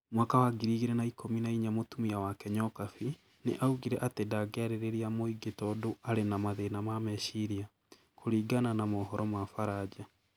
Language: Kikuyu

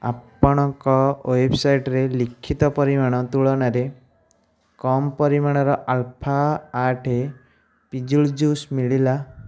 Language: Odia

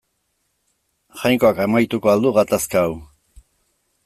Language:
Basque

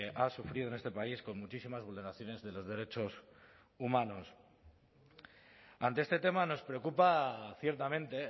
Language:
Spanish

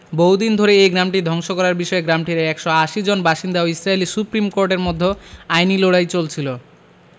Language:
Bangla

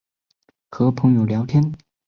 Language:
Chinese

